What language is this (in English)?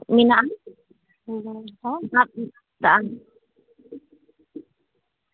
Santali